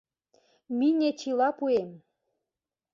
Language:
Mari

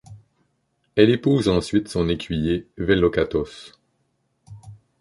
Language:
French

